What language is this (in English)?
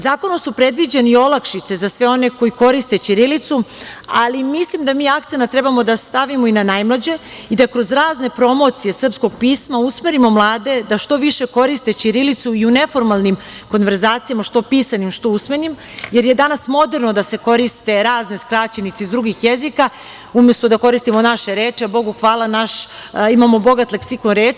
Serbian